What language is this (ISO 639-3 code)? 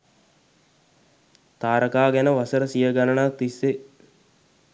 sin